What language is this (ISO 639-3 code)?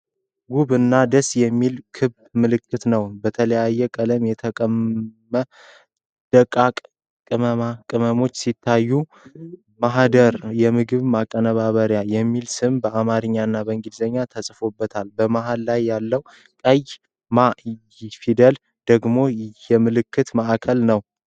amh